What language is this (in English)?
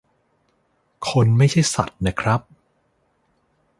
Thai